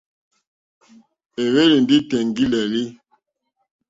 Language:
Mokpwe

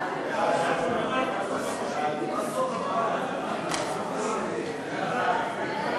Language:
Hebrew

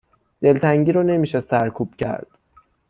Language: Persian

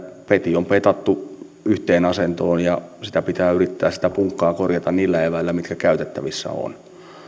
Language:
Finnish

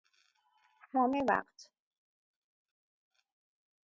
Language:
Persian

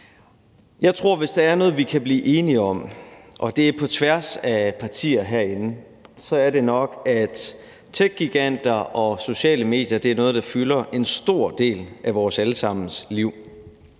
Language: Danish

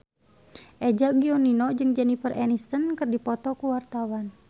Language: Sundanese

